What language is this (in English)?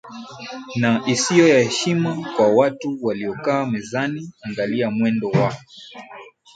Swahili